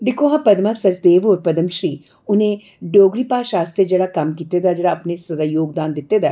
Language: Dogri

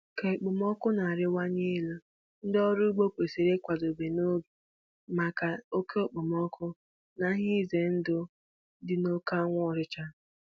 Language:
Igbo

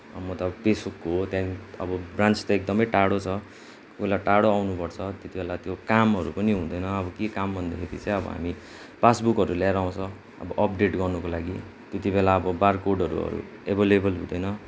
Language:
Nepali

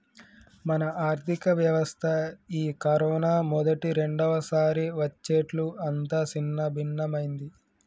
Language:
Telugu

